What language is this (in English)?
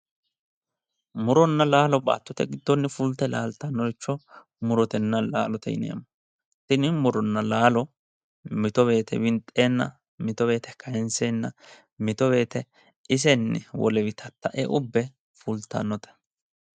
Sidamo